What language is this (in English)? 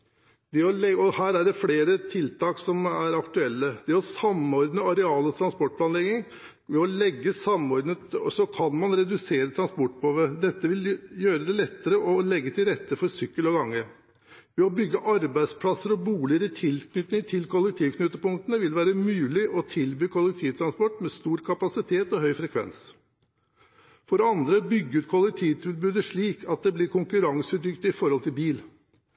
Norwegian Bokmål